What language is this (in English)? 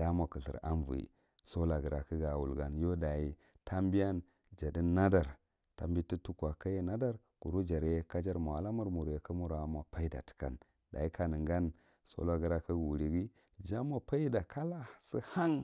Marghi Central